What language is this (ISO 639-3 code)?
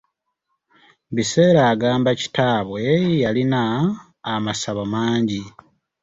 lug